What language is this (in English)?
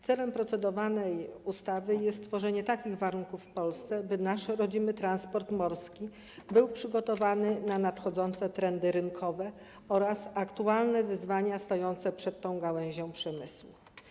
Polish